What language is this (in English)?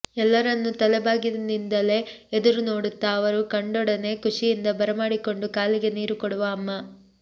Kannada